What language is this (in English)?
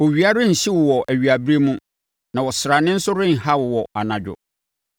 Akan